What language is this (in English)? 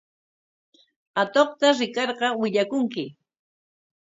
Corongo Ancash Quechua